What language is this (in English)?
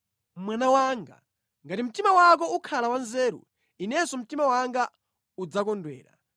Nyanja